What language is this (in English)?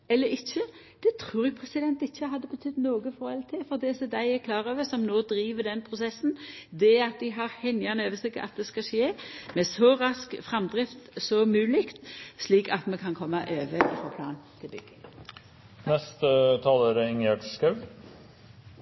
Norwegian Nynorsk